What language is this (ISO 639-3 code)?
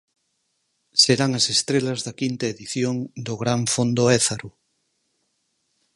glg